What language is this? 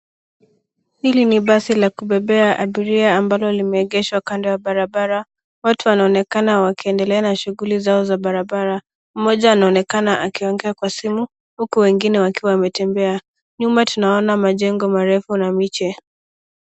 Swahili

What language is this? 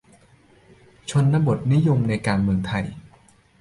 Thai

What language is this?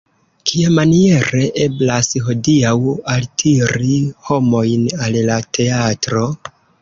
Esperanto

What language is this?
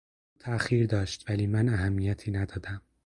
Persian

